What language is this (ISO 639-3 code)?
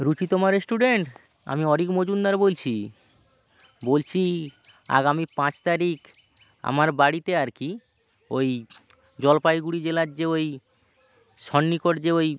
ben